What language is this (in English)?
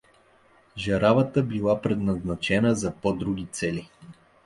Bulgarian